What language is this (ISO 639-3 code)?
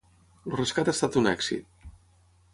cat